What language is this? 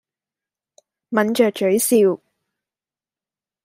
Cantonese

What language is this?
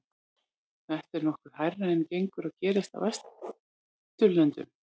Icelandic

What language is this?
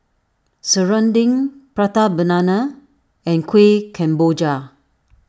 English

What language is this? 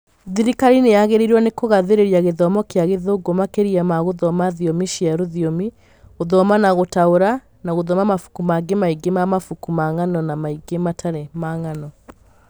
Kikuyu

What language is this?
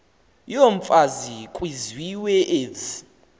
Xhosa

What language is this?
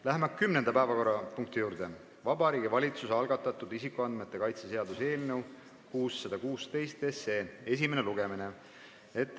Estonian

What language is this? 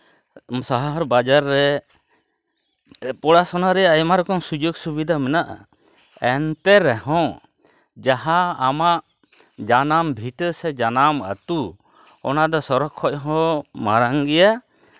Santali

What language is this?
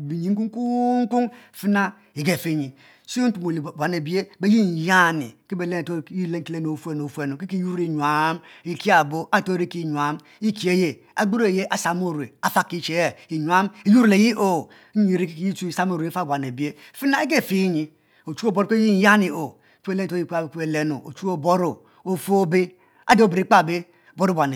Mbe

